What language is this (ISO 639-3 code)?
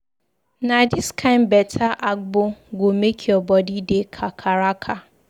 pcm